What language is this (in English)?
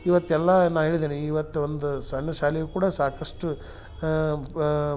Kannada